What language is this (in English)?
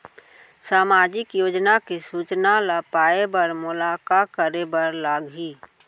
Chhattisgarhi